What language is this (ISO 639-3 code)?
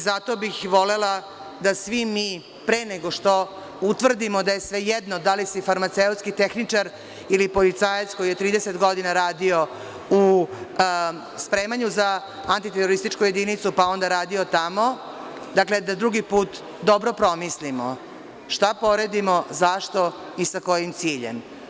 srp